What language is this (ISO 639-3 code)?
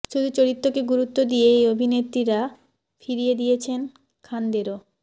ben